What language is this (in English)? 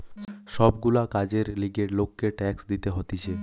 Bangla